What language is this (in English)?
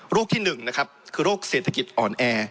Thai